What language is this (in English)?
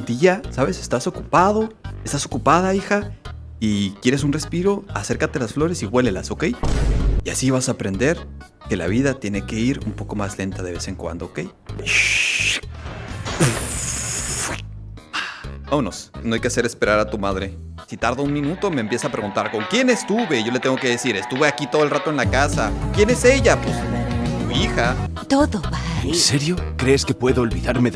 Spanish